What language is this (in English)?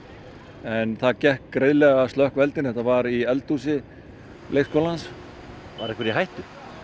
Icelandic